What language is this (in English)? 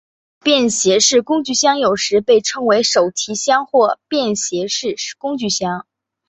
Chinese